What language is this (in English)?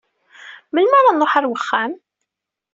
Kabyle